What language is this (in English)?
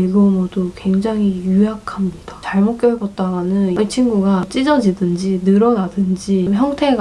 Korean